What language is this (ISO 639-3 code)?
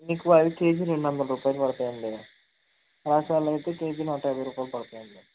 tel